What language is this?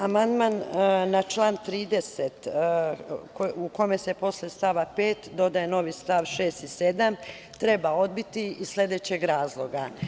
Serbian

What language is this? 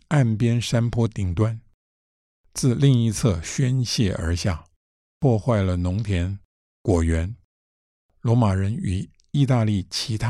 Chinese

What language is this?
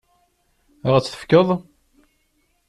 Kabyle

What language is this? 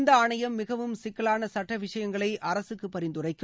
Tamil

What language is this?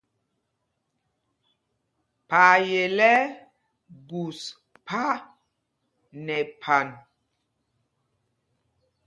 Mpumpong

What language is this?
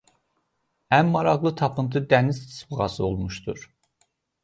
Azerbaijani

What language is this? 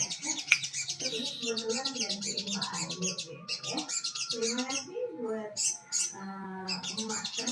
Indonesian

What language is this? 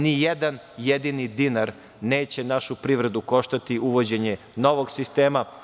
Serbian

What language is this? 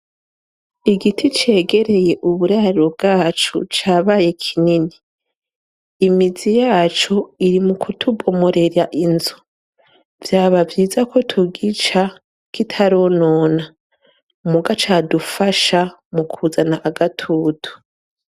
Rundi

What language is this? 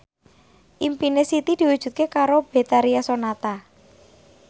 Javanese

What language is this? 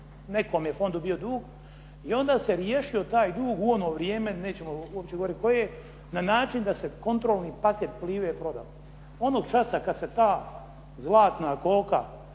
Croatian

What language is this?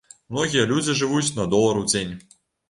Belarusian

